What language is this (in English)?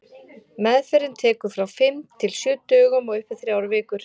Icelandic